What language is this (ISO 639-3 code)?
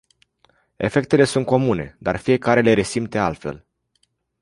ron